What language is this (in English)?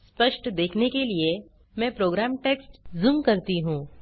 Hindi